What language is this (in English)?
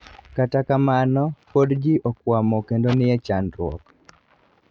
Luo (Kenya and Tanzania)